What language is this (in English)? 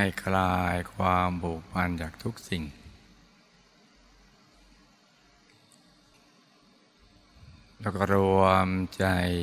Thai